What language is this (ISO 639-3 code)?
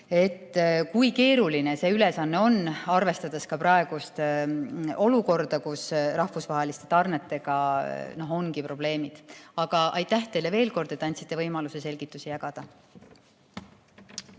est